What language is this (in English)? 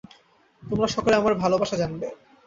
Bangla